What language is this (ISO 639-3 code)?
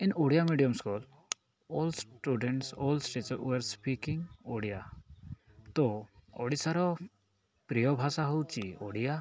ori